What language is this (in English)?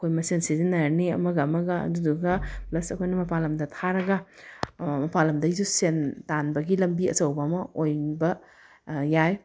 Manipuri